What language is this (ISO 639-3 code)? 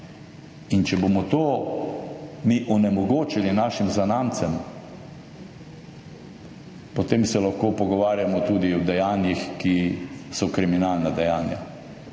slv